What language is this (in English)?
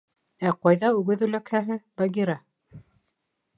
Bashkir